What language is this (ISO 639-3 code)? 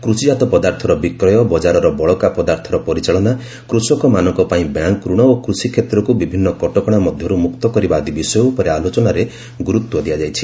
ori